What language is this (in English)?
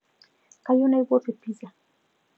Masai